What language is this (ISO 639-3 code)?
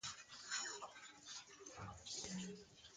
fas